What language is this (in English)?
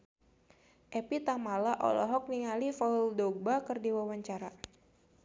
Sundanese